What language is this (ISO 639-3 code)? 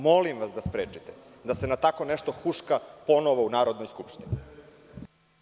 srp